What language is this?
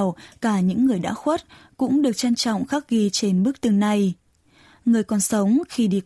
Vietnamese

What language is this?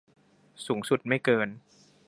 Thai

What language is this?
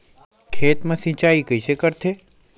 Chhattisgarhi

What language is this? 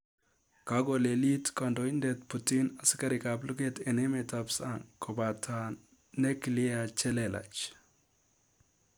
Kalenjin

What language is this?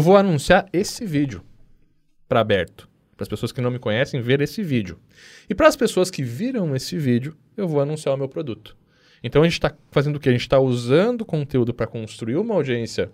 Portuguese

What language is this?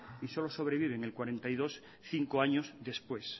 Spanish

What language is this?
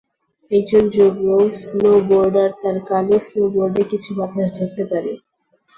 Bangla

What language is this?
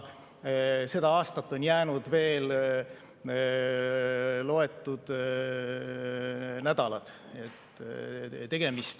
Estonian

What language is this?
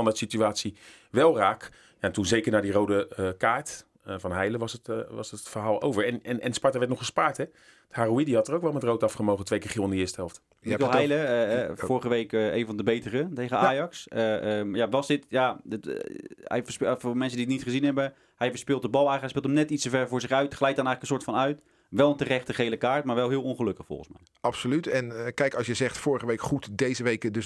Dutch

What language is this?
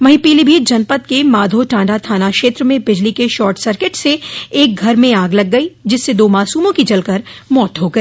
Hindi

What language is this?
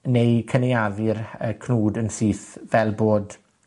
Welsh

